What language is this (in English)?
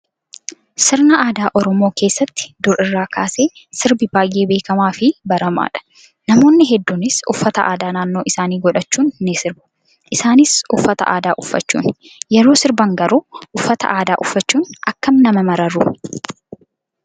Oromo